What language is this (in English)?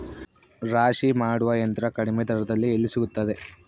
Kannada